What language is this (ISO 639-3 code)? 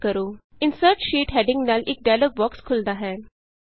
pan